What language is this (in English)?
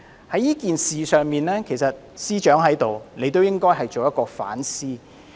Cantonese